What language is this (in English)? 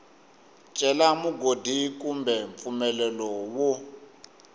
Tsonga